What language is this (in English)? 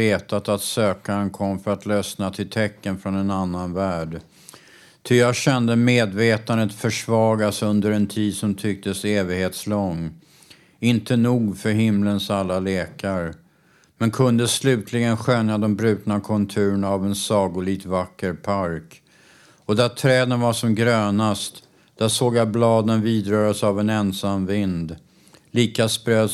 Swedish